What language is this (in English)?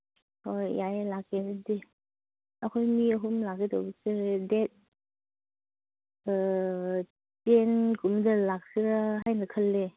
Manipuri